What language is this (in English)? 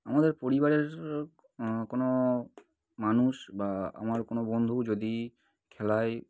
Bangla